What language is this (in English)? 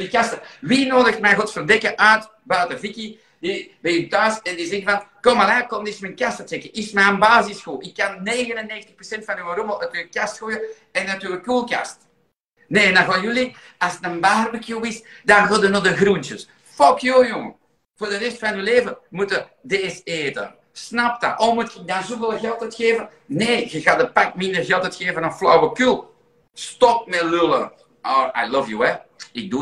Dutch